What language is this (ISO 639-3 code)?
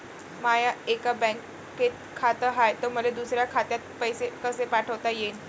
mar